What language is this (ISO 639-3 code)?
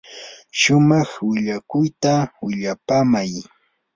qur